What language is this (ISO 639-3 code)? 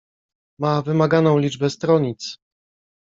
pol